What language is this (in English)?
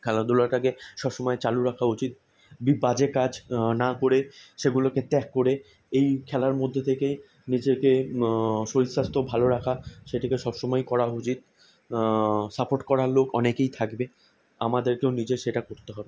Bangla